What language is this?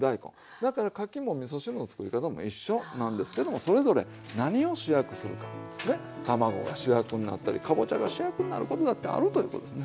Japanese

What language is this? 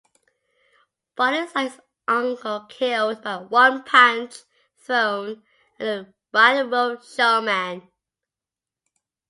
English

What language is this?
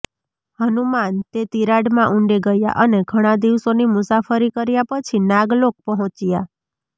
Gujarati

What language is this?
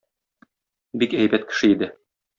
Tatar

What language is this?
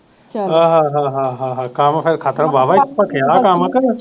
Punjabi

